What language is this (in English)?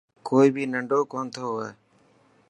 Dhatki